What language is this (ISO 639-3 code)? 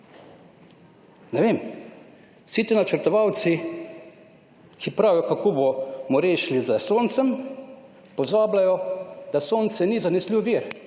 slv